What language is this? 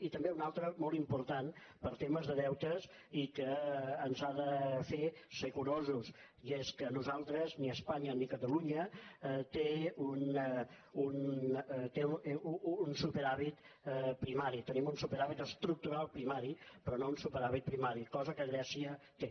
Catalan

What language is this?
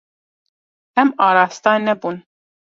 Kurdish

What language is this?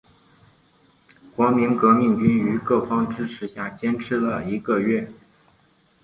Chinese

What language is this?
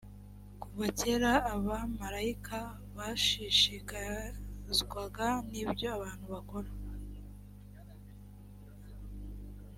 Kinyarwanda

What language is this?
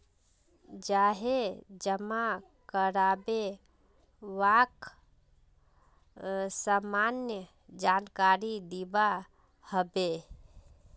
Magahi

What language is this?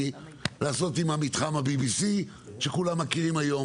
Hebrew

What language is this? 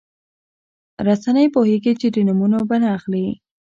Pashto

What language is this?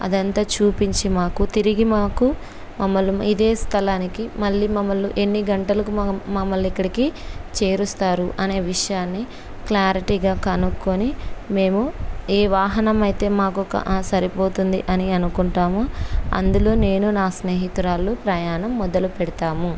Telugu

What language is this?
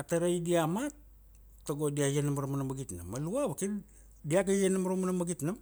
Kuanua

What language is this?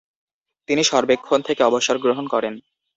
Bangla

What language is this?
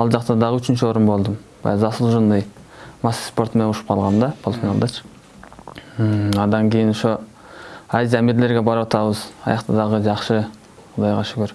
Turkish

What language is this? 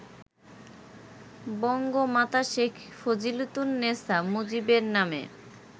Bangla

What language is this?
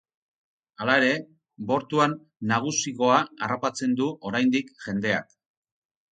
Basque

